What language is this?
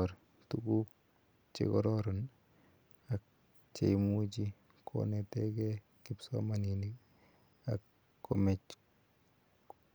Kalenjin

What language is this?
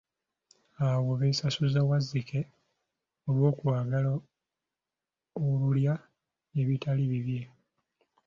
Ganda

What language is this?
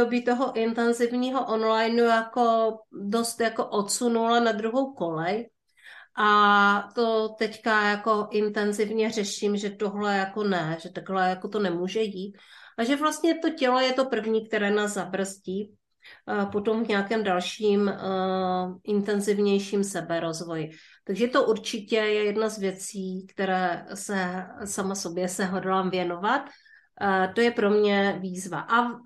Czech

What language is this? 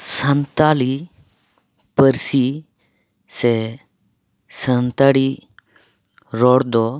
Santali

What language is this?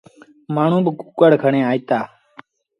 Sindhi Bhil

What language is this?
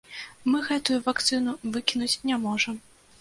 Belarusian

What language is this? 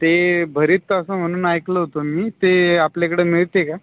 Marathi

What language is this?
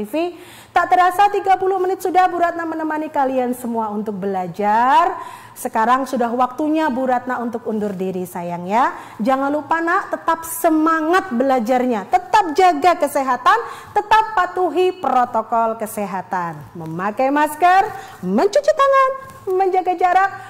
Indonesian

